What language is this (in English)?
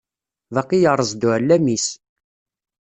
Kabyle